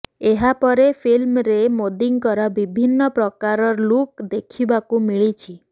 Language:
Odia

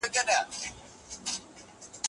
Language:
Pashto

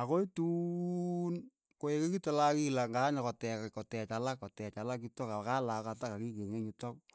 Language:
Keiyo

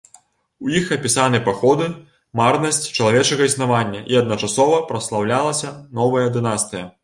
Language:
Belarusian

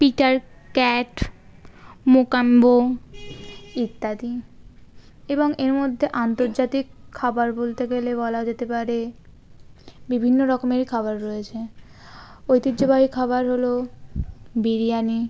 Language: Bangla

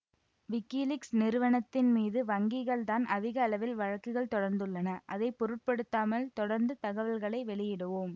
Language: Tamil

